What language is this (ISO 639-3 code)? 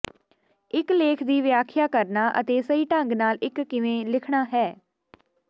pan